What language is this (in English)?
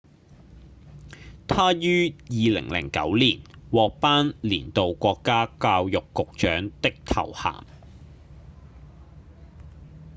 Cantonese